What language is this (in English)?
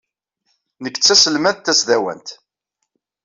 Kabyle